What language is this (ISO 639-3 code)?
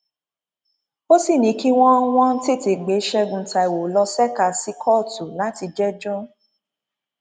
yor